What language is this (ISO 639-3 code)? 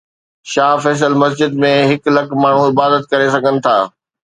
snd